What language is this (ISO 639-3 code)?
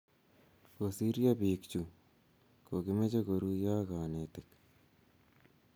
kln